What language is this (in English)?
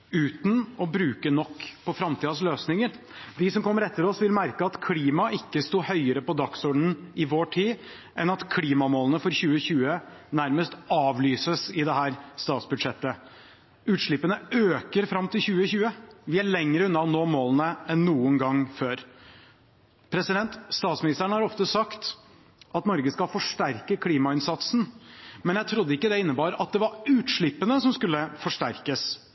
Norwegian Bokmål